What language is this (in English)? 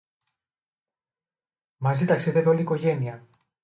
Greek